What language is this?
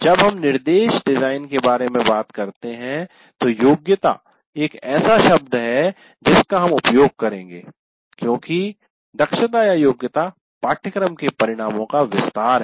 Hindi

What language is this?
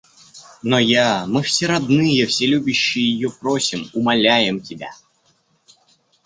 Russian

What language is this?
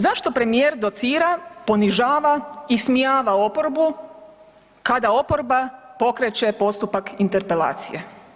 Croatian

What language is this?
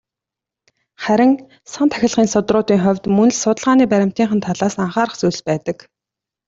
Mongolian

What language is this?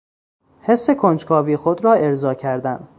Persian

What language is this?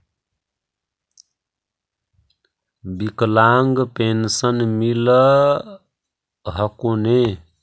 Magahi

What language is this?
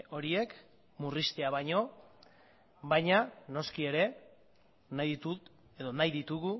Basque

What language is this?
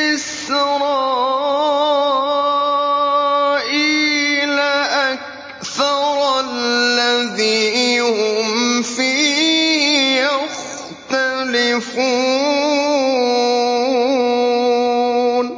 Arabic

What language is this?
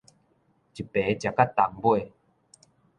Min Nan Chinese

